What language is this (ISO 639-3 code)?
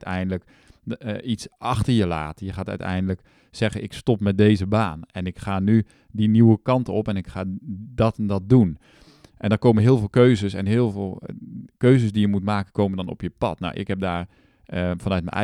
nld